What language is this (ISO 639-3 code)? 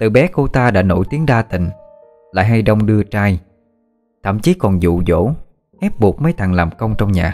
vie